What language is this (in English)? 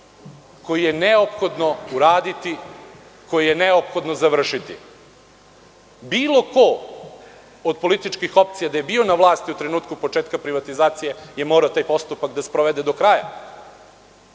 Serbian